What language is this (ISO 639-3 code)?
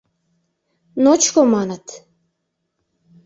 chm